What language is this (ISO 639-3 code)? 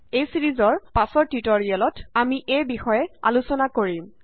asm